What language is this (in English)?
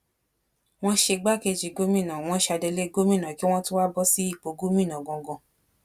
Yoruba